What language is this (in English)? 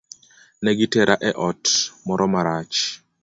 Luo (Kenya and Tanzania)